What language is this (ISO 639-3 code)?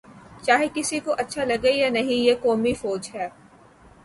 urd